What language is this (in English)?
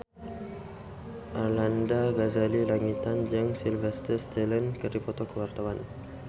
Sundanese